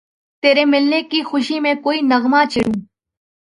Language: Urdu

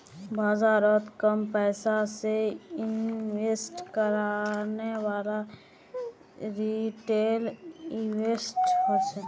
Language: Magahi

